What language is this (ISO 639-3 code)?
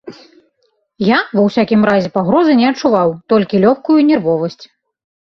bel